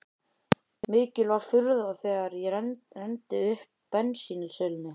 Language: Icelandic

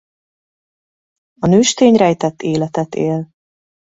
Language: Hungarian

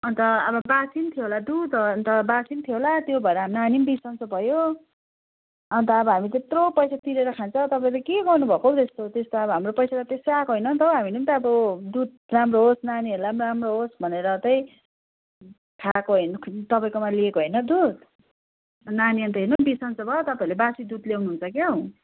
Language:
Nepali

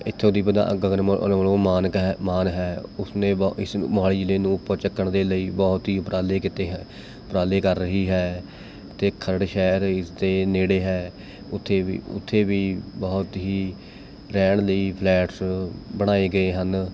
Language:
Punjabi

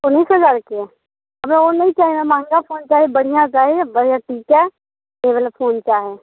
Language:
Maithili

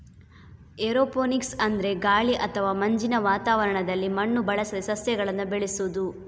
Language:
Kannada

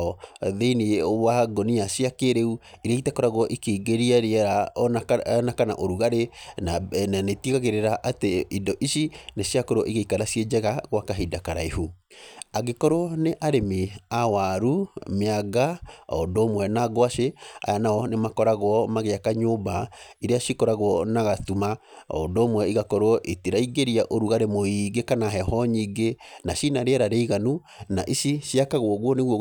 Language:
Kikuyu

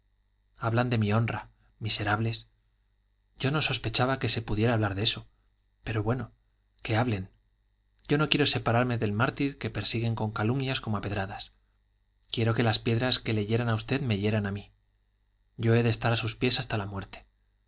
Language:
Spanish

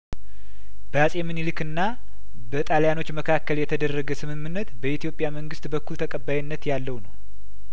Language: Amharic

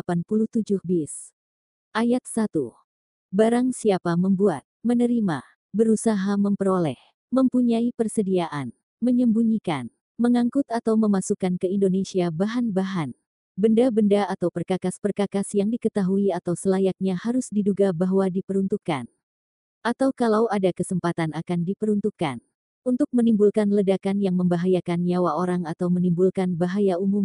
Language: Indonesian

